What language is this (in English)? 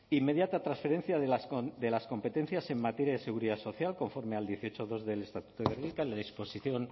Spanish